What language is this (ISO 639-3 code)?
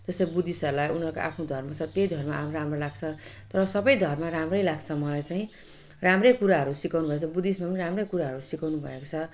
nep